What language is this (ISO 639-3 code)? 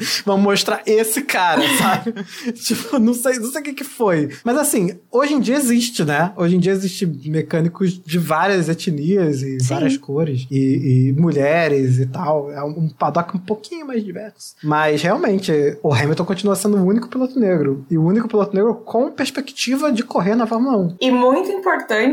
por